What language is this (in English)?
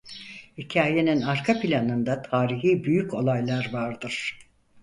Turkish